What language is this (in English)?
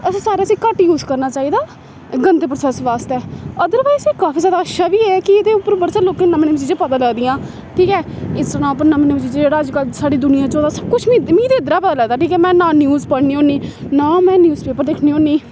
Dogri